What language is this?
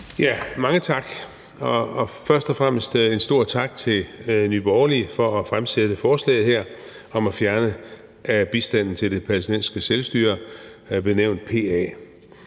Danish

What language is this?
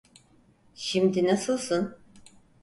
Turkish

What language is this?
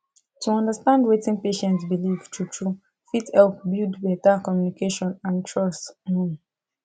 Nigerian Pidgin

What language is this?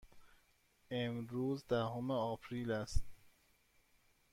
Persian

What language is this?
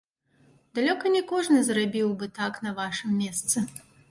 Belarusian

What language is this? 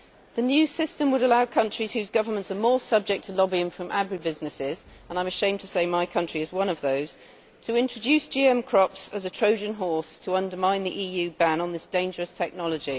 English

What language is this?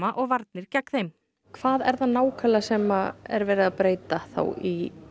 Icelandic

